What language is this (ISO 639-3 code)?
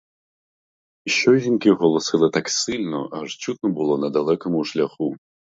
ukr